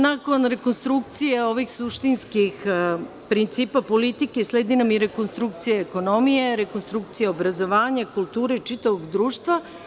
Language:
Serbian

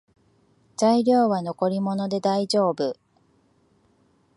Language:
Japanese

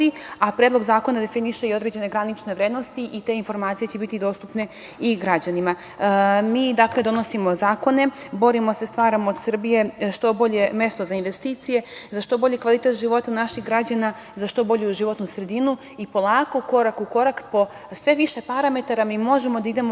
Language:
Serbian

